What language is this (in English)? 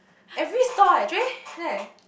English